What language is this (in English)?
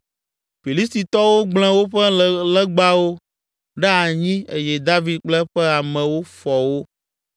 Ewe